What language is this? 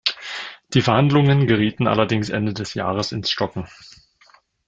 German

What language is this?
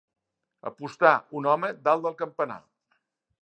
Catalan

